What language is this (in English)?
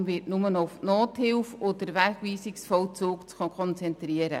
Swiss German